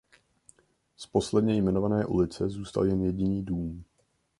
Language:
Czech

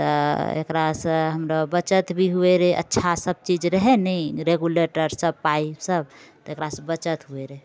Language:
Maithili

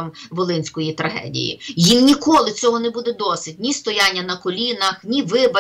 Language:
Ukrainian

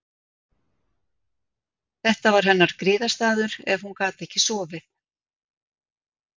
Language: Icelandic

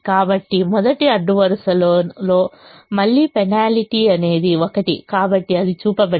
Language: Telugu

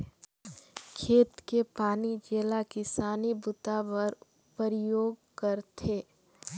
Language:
Chhattisgarhi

